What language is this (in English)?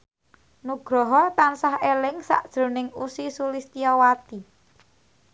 Javanese